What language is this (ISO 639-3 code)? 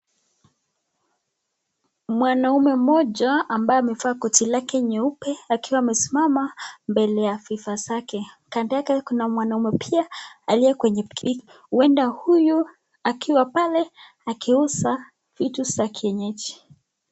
swa